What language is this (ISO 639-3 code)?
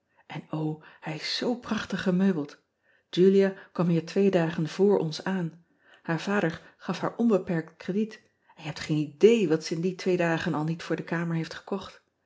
nld